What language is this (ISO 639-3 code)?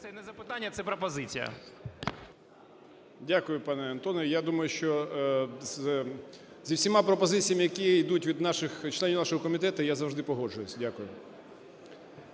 ukr